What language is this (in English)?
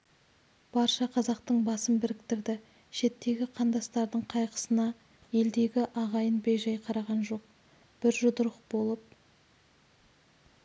Kazakh